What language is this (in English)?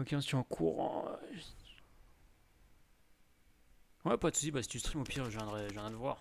French